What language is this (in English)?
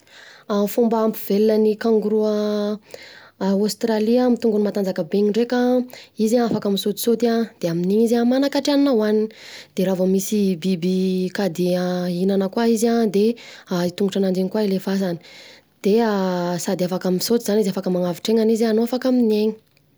Southern Betsimisaraka Malagasy